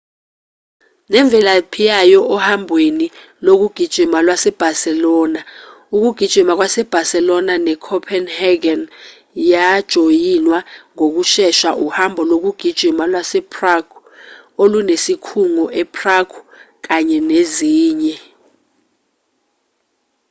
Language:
Zulu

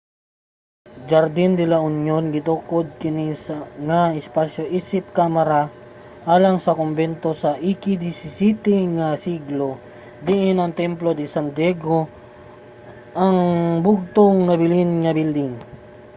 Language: Cebuano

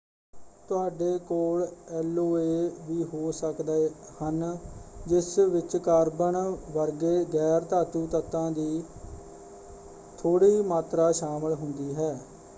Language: Punjabi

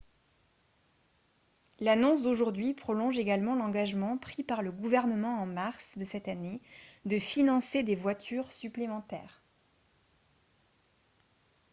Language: French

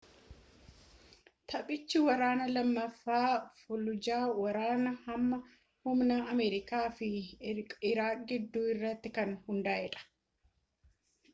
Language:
Oromo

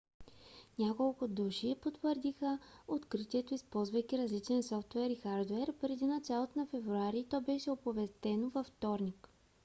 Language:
Bulgarian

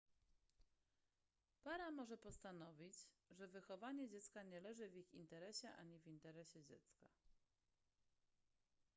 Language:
Polish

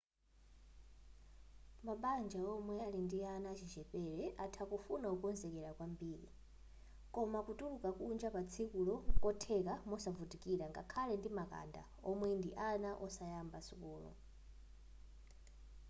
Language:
Nyanja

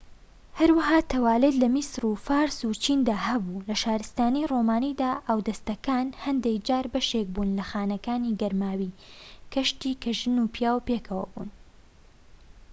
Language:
Central Kurdish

